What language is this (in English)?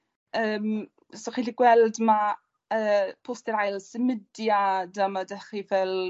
Welsh